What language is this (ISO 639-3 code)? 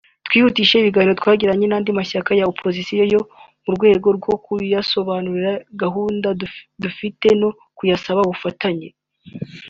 kin